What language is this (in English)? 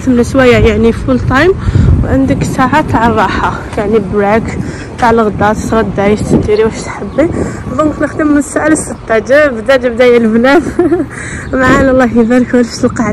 Arabic